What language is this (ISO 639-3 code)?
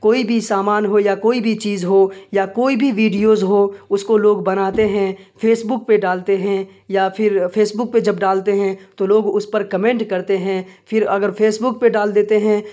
urd